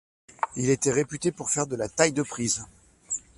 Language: French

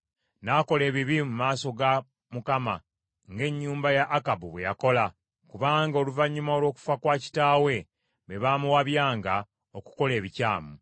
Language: Ganda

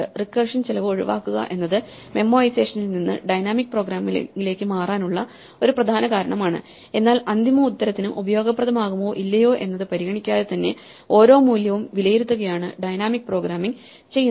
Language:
Malayalam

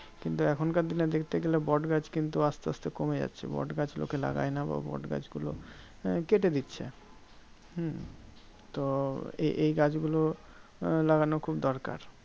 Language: Bangla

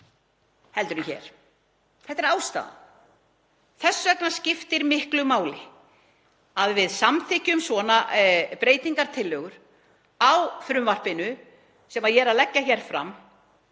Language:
Icelandic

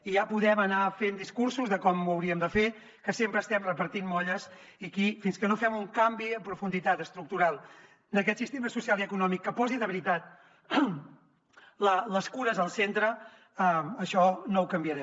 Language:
Catalan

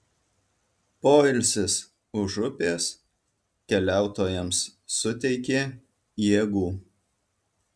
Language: Lithuanian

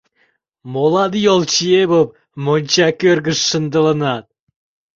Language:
Mari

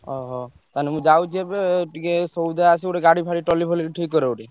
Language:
Odia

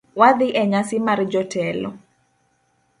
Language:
Luo (Kenya and Tanzania)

